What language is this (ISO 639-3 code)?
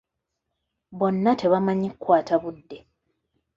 lug